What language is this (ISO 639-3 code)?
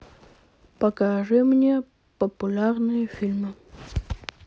rus